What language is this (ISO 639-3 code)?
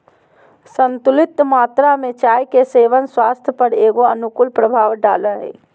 mag